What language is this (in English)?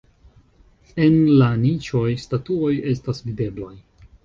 Esperanto